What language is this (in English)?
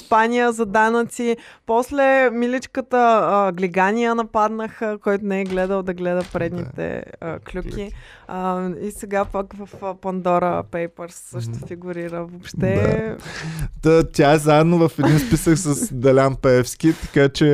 Bulgarian